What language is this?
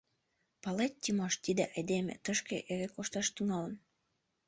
Mari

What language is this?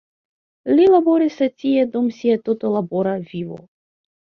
Esperanto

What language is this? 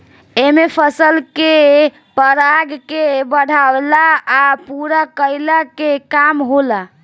Bhojpuri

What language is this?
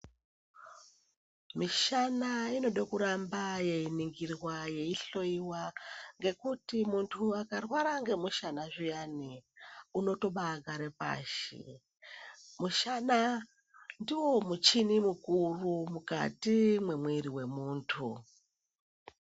Ndau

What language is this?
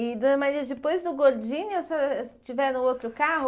Portuguese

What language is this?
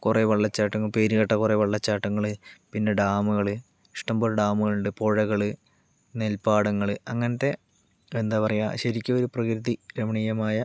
Malayalam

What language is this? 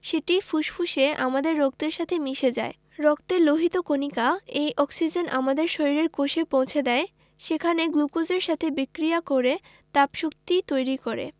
Bangla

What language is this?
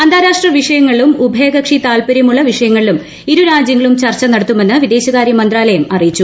Malayalam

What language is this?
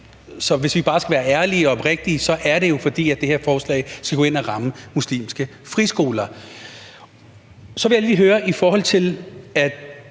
Danish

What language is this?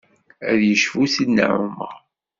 Kabyle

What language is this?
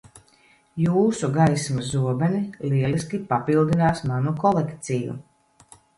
Latvian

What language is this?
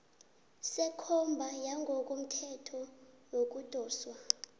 South Ndebele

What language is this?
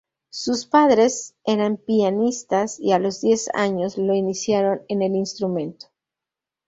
Spanish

